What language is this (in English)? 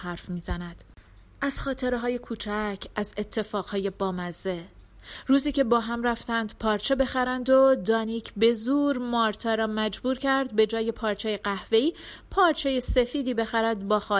Persian